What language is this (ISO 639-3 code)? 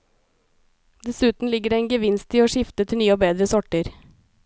nor